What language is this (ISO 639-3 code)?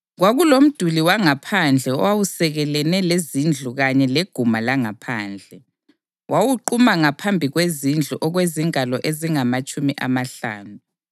nde